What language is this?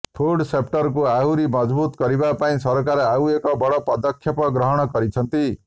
Odia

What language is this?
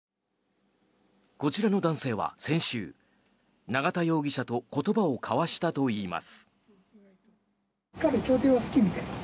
Japanese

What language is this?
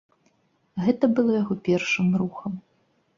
Belarusian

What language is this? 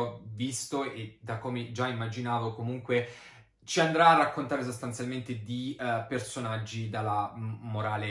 Italian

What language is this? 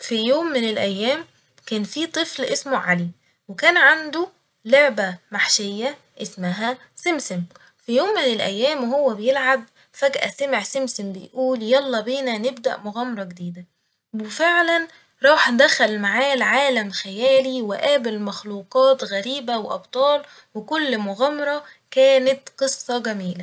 Egyptian Arabic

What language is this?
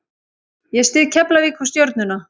Icelandic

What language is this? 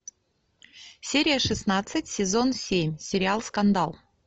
Russian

